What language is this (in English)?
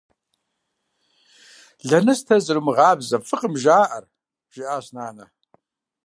Kabardian